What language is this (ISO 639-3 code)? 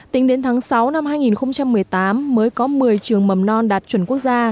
vie